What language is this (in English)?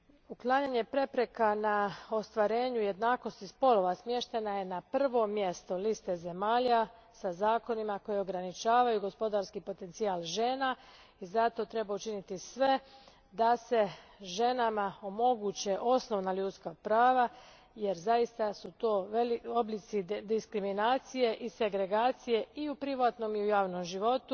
Croatian